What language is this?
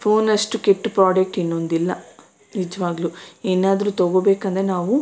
Kannada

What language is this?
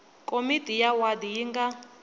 Tsonga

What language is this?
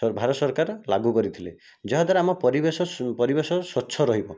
Odia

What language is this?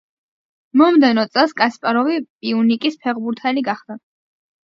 Georgian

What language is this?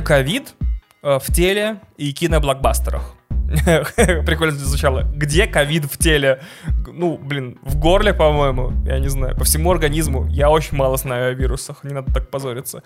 Russian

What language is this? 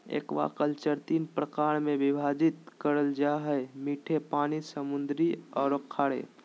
Magahi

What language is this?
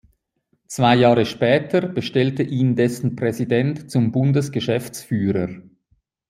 German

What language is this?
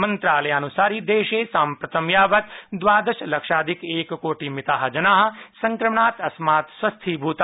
Sanskrit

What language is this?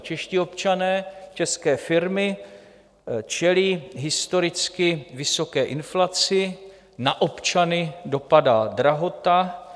Czech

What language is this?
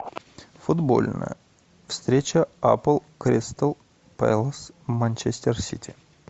Russian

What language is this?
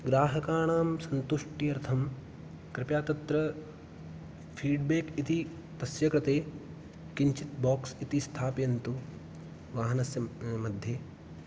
Sanskrit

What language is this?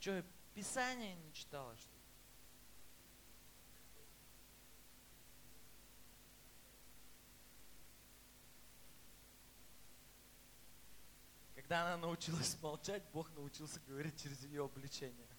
Russian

